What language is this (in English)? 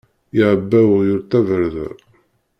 Kabyle